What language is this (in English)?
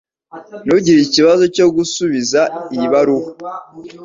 Kinyarwanda